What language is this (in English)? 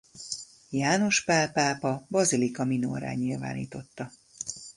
Hungarian